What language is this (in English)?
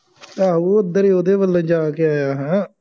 Punjabi